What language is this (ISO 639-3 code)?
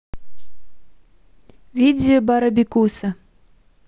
rus